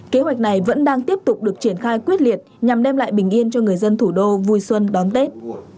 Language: Vietnamese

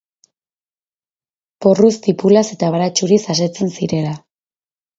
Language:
Basque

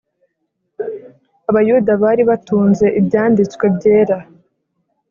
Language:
Kinyarwanda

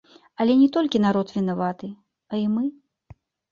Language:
Belarusian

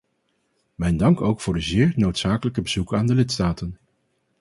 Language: Dutch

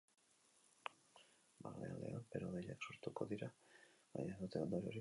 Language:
Basque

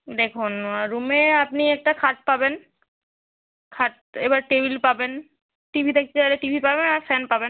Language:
Bangla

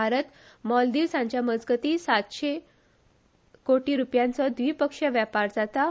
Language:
Konkani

